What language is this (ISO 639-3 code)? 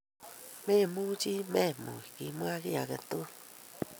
kln